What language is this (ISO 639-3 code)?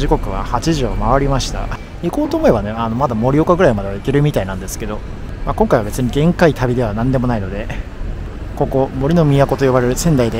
jpn